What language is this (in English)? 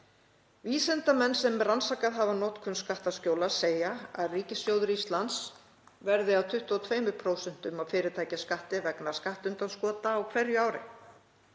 Icelandic